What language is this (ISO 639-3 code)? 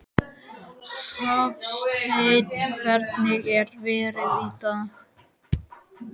isl